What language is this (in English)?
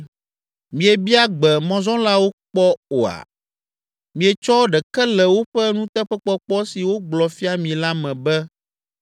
Ewe